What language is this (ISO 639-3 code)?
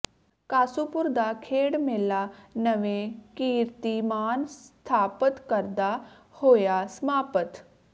pan